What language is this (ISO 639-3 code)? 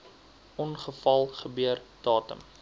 afr